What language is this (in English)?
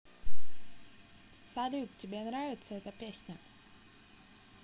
Russian